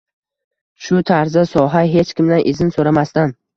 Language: Uzbek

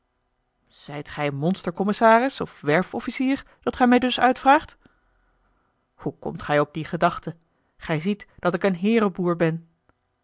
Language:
Dutch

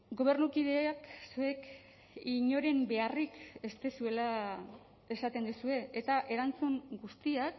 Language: Basque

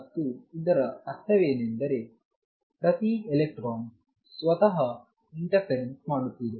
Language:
Kannada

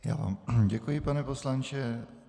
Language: Czech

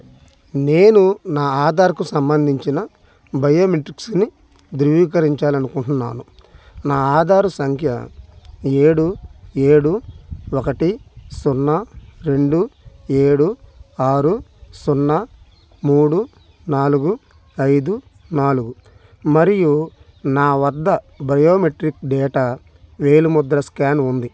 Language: Telugu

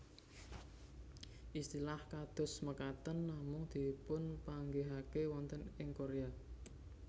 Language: Javanese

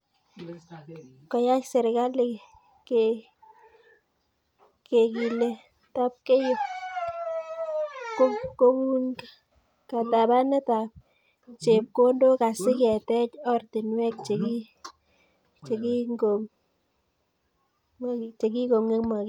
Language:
Kalenjin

